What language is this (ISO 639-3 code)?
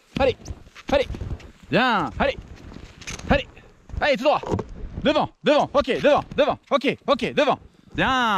fra